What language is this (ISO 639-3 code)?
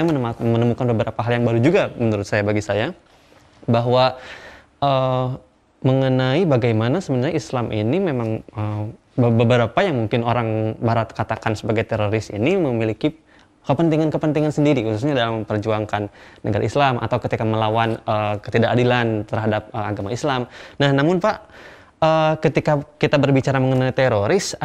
ind